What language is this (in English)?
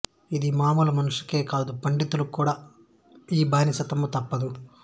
Telugu